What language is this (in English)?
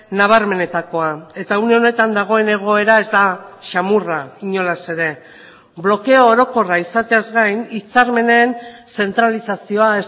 Basque